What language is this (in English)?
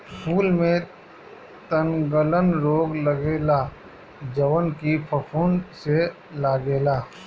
Bhojpuri